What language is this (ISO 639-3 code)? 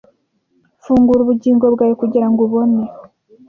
kin